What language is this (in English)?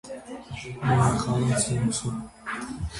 Armenian